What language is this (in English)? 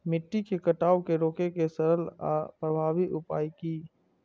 Maithili